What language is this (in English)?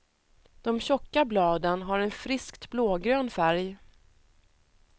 Swedish